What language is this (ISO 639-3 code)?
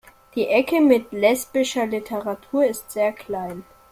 deu